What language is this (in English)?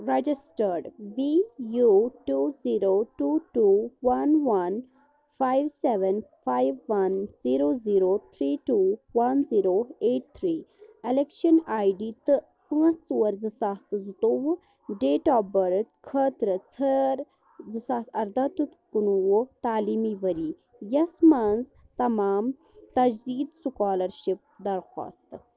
Kashmiri